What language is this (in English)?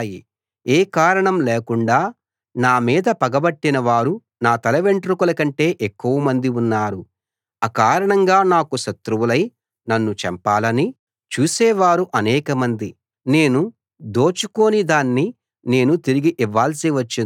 Telugu